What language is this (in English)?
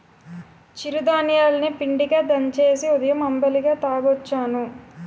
Telugu